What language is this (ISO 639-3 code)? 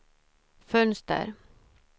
swe